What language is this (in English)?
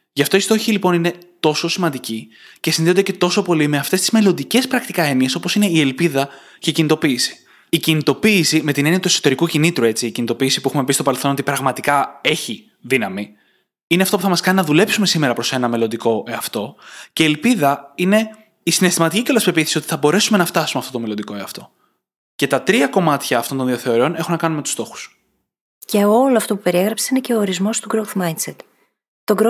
Greek